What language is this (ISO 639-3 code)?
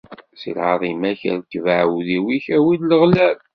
kab